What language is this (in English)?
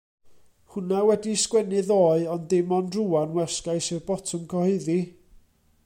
Welsh